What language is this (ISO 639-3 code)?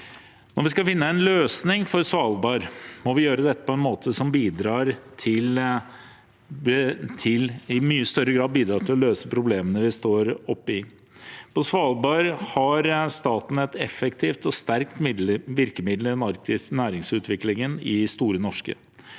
nor